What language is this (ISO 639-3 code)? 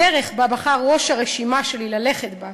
heb